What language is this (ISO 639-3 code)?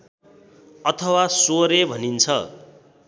nep